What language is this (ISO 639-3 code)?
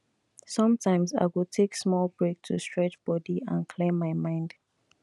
pcm